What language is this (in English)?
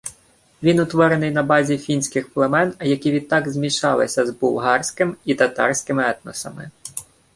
Ukrainian